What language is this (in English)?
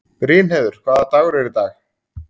Icelandic